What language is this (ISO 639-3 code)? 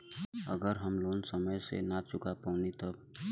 bho